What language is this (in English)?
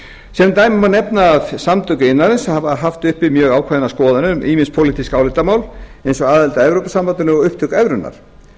Icelandic